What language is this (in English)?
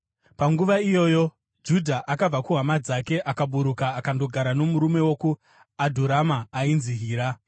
Shona